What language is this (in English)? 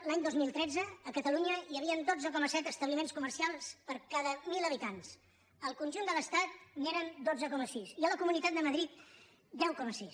Catalan